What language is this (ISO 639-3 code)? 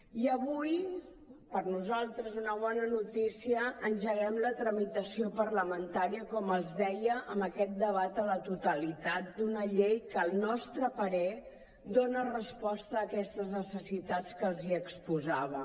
cat